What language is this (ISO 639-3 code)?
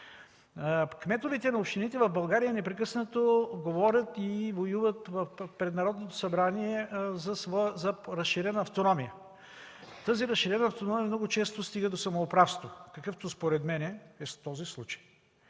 bul